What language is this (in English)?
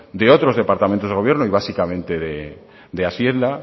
Spanish